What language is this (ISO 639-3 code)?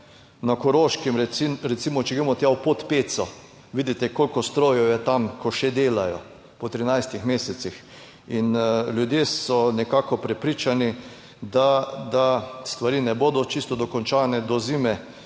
slv